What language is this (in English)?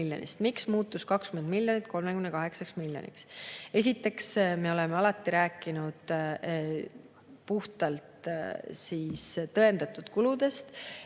Estonian